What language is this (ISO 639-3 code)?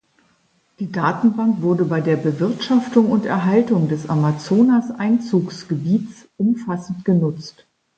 deu